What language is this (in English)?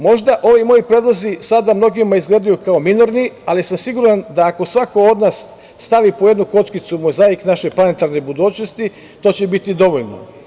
Serbian